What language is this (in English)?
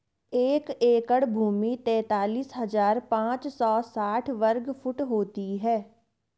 Hindi